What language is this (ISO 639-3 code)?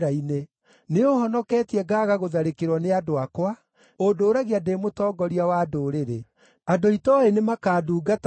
kik